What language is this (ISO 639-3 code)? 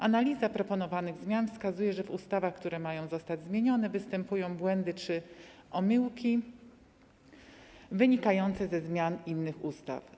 pol